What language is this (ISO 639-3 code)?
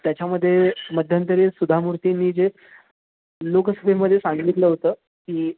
mar